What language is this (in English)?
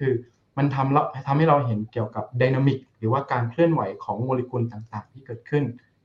Thai